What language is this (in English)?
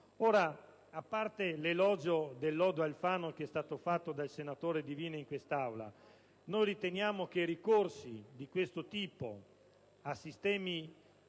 Italian